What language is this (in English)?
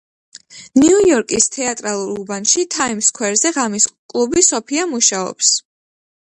Georgian